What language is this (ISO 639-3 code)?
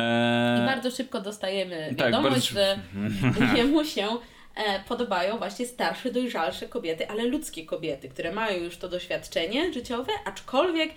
pol